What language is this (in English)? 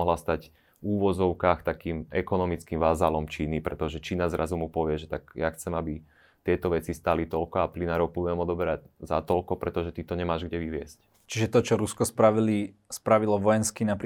Slovak